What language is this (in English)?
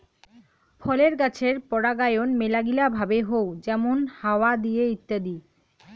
Bangla